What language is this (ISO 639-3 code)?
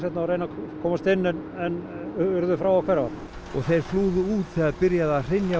isl